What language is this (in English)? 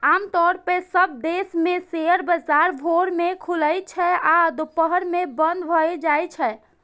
Maithili